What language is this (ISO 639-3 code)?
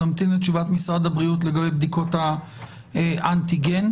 heb